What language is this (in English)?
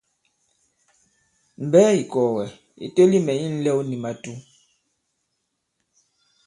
Bankon